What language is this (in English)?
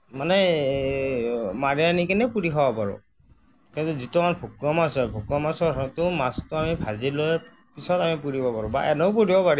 Assamese